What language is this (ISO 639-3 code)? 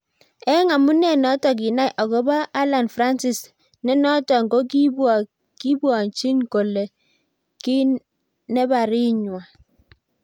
kln